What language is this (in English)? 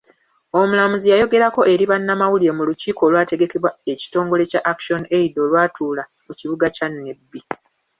Ganda